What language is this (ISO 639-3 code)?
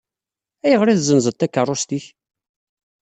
kab